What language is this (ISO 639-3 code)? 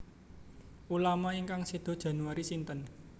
jav